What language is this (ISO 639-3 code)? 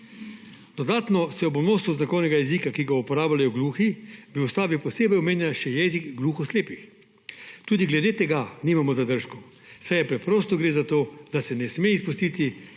slv